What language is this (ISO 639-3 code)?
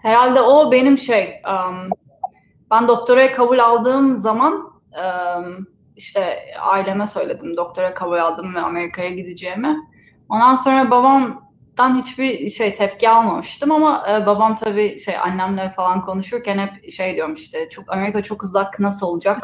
tur